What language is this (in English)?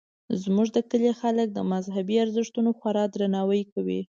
Pashto